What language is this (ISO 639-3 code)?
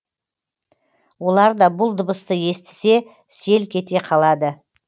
kaz